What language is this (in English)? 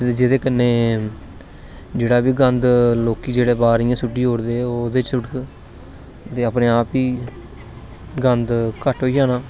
Dogri